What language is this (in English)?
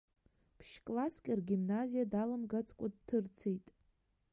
Abkhazian